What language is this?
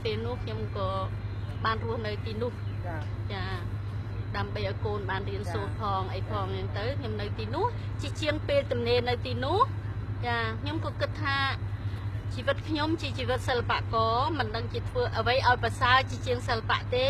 Thai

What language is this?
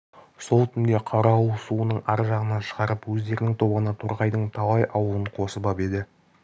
Kazakh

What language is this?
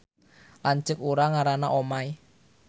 Sundanese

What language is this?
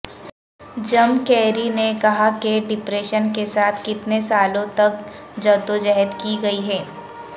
Urdu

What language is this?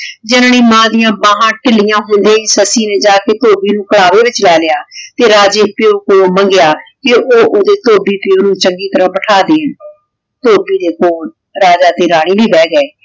Punjabi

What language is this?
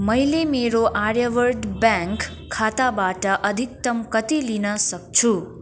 Nepali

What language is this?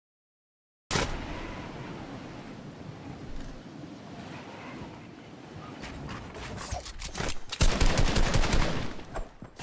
Dutch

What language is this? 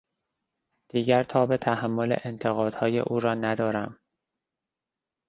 Persian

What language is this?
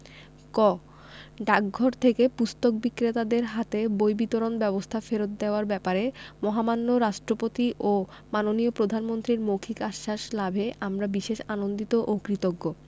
Bangla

